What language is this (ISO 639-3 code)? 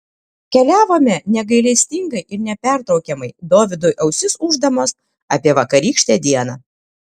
lit